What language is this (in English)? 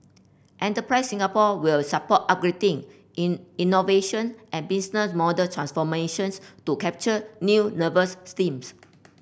English